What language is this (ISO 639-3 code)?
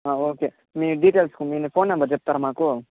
tel